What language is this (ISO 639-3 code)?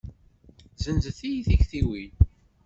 kab